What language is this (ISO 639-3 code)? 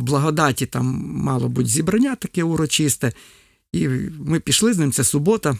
ukr